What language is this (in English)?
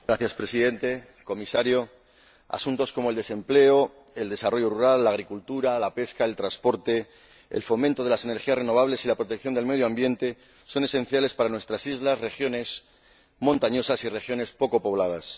Spanish